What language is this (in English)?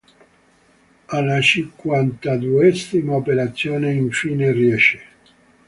Italian